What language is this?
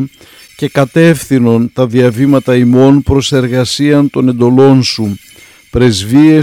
Greek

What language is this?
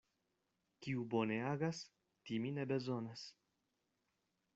Esperanto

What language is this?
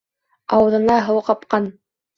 Bashkir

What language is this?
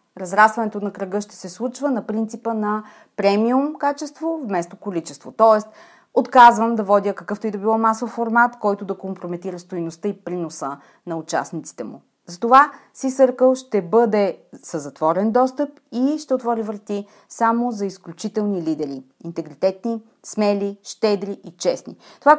Bulgarian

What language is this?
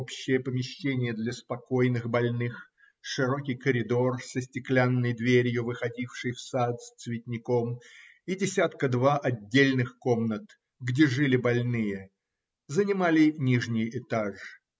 Russian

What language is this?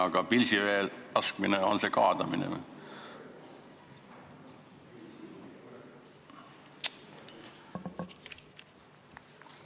Estonian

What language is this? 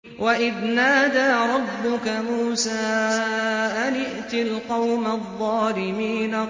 Arabic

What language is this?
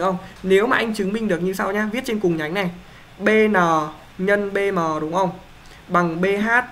Vietnamese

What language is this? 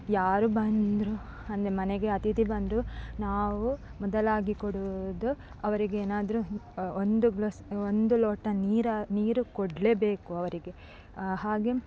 Kannada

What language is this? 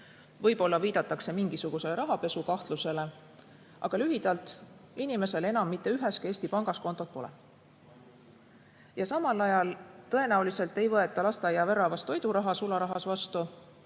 Estonian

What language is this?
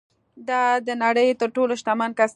Pashto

